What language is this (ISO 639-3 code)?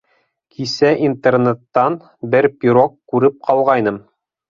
bak